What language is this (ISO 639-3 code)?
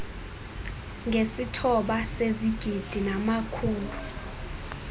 xho